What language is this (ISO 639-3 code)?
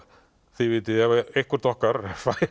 isl